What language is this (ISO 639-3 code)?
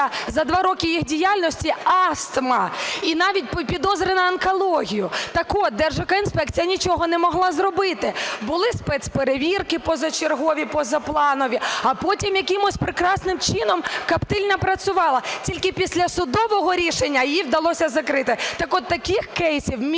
ukr